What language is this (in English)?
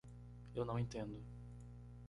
Portuguese